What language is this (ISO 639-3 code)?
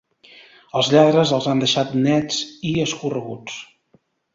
cat